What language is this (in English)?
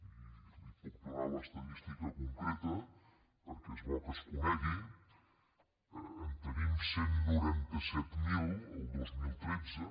Catalan